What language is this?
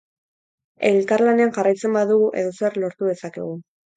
Basque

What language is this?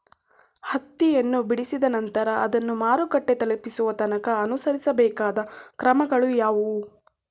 Kannada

